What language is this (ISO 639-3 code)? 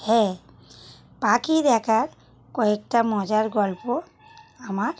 ben